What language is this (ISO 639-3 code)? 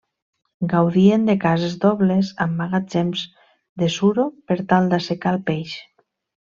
cat